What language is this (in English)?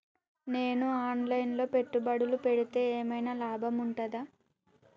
Telugu